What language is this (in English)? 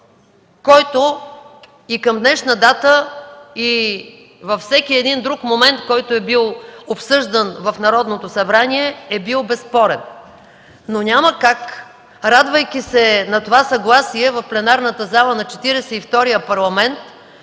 Bulgarian